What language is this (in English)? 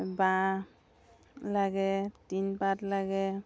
Assamese